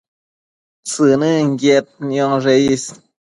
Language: Matsés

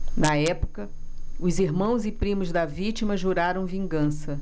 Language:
Portuguese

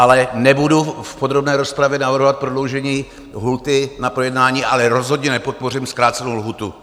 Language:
Czech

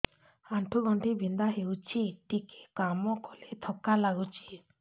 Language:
Odia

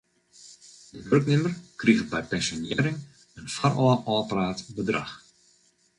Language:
Western Frisian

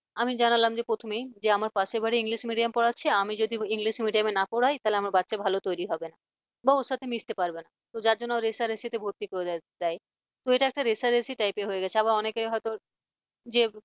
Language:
Bangla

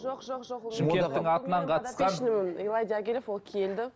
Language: Kazakh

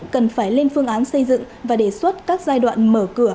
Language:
Vietnamese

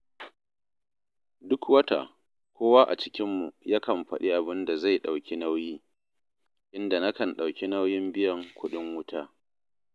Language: Hausa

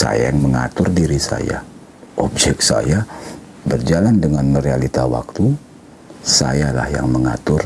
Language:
Indonesian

